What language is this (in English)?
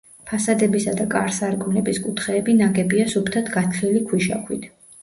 Georgian